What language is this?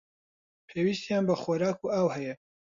Central Kurdish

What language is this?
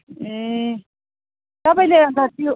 Nepali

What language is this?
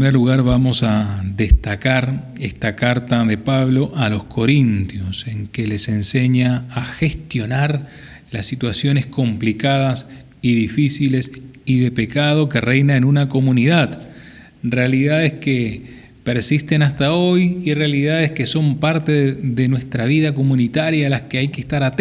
Spanish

